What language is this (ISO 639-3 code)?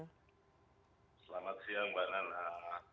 ind